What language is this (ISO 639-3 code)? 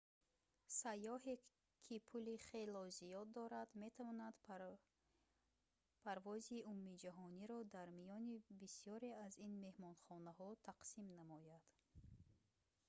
tgk